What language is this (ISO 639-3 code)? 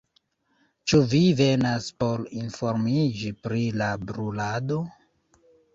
epo